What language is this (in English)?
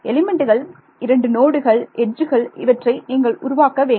Tamil